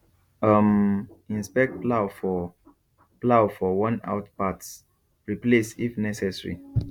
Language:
Nigerian Pidgin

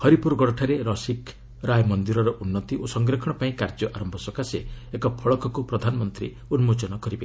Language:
Odia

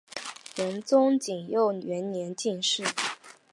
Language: Chinese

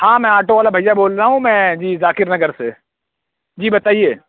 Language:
Urdu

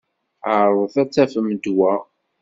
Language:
Kabyle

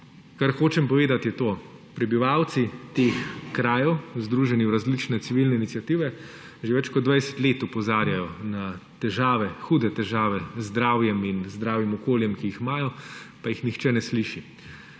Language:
Slovenian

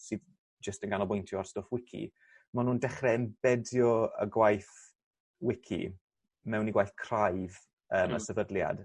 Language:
Welsh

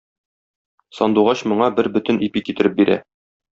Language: Tatar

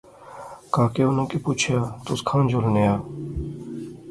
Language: Pahari-Potwari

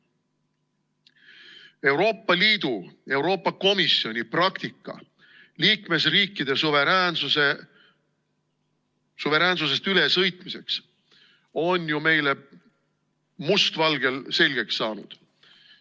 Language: Estonian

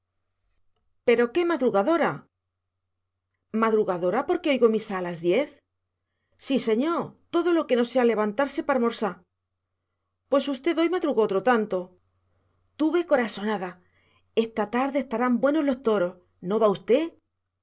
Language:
Spanish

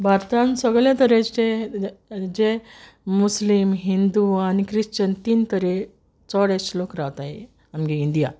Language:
Konkani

